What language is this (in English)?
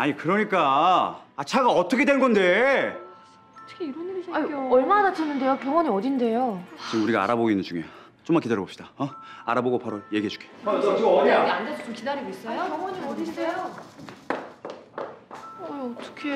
Korean